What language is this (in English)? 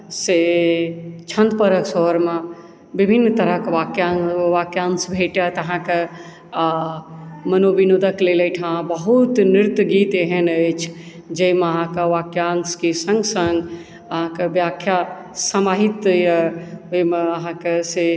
Maithili